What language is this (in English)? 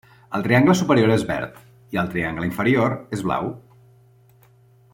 Catalan